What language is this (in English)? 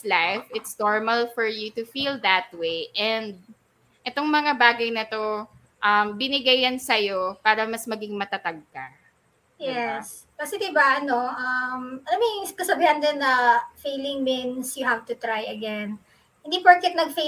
Filipino